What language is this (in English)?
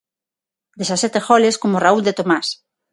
Galician